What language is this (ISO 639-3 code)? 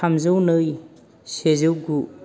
brx